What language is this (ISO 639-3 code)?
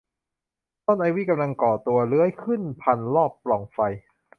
tha